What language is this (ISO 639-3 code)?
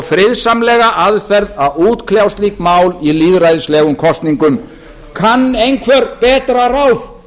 isl